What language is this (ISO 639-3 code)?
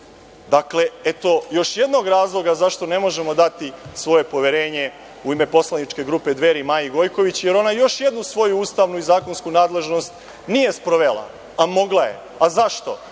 srp